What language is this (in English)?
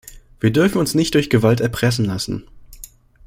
German